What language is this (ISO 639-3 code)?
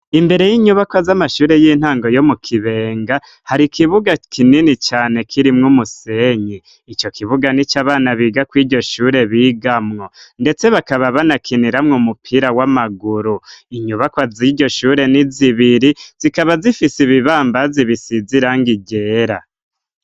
run